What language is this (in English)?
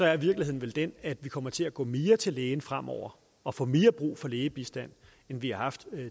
Danish